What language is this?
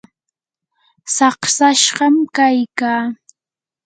Yanahuanca Pasco Quechua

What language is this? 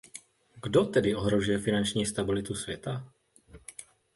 Czech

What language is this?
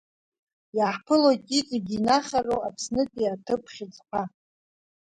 Abkhazian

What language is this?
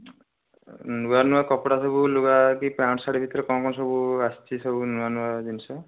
Odia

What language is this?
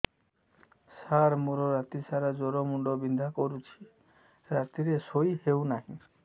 Odia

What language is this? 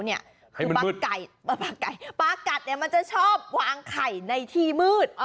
Thai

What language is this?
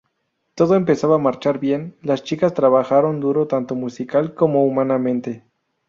Spanish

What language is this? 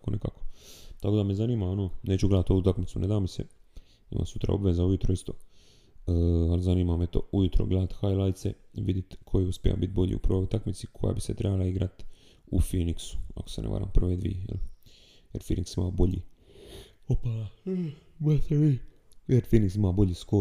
Croatian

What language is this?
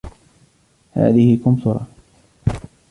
Arabic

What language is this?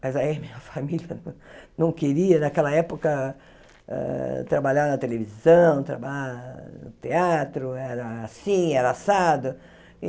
Portuguese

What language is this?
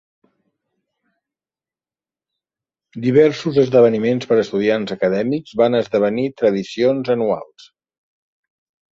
Catalan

